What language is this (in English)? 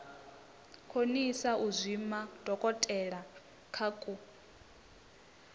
Venda